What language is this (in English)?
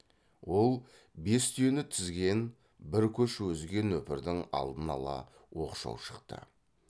Kazakh